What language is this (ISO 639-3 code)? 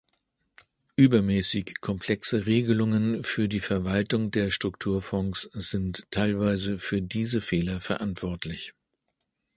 deu